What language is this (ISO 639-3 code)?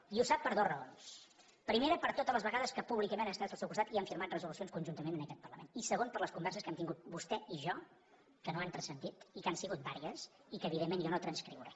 cat